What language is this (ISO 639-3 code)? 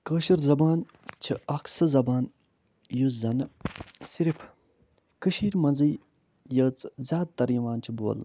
kas